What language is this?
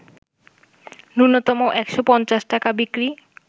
Bangla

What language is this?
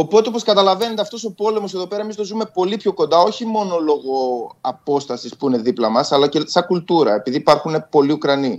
Greek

